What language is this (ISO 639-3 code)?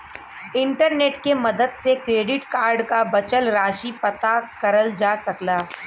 bho